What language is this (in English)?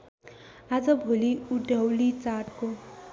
Nepali